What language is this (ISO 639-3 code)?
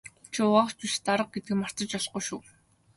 mon